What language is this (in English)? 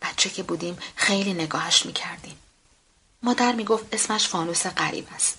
Persian